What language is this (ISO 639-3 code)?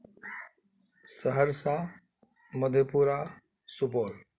urd